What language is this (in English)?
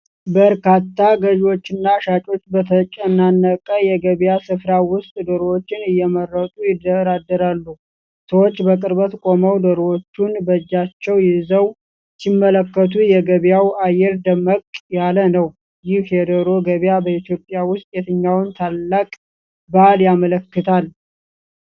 Amharic